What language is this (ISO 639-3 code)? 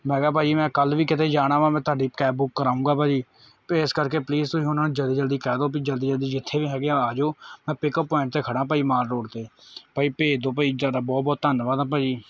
pan